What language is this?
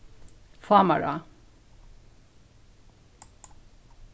Faroese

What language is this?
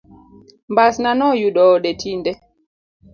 Luo (Kenya and Tanzania)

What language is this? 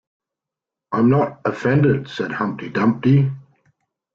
English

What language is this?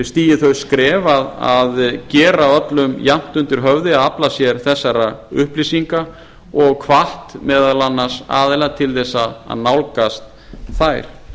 Icelandic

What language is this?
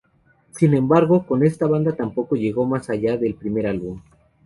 Spanish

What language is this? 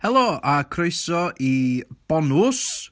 Welsh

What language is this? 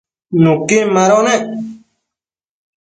Matsés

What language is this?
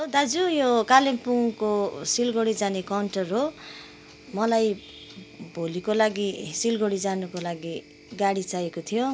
Nepali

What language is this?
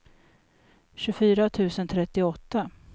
Swedish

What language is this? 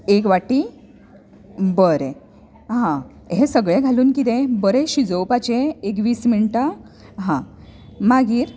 Konkani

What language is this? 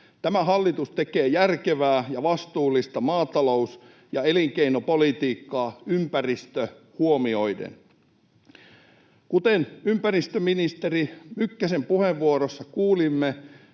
Finnish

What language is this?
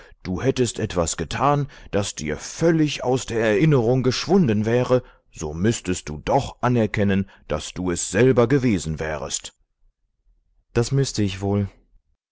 German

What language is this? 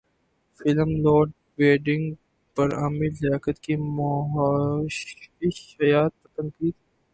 Urdu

